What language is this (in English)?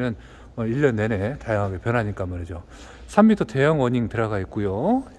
Korean